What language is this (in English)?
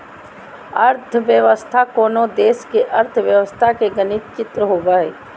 Magahi